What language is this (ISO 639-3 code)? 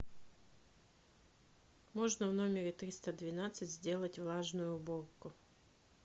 rus